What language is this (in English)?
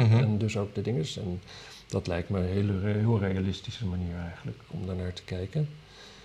Dutch